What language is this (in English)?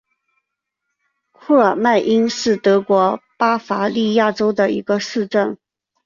Chinese